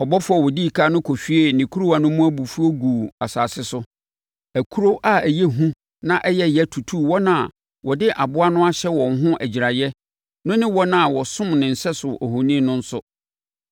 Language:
Akan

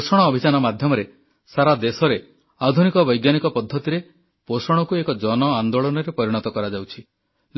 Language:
Odia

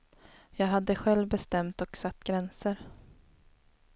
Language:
Swedish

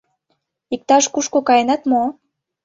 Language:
Mari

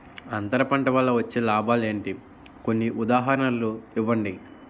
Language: Telugu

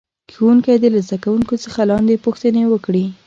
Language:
Pashto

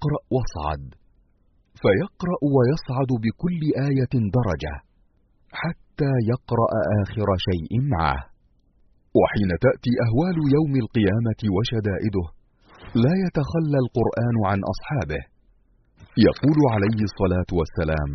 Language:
Arabic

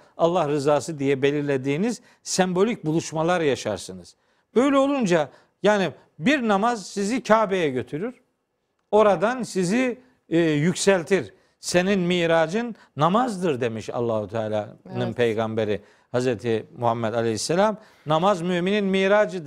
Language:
Turkish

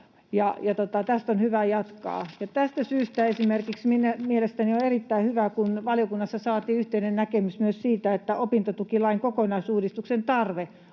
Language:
Finnish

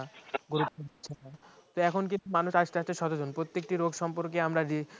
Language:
Bangla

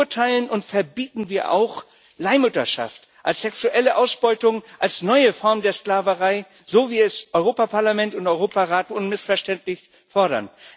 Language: German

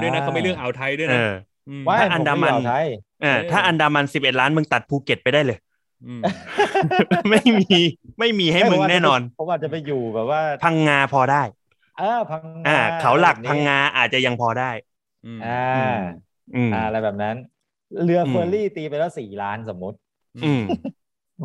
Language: Thai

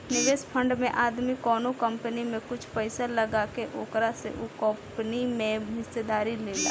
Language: Bhojpuri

